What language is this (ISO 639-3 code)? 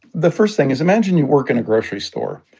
eng